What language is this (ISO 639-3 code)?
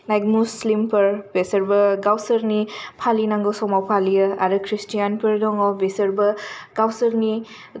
brx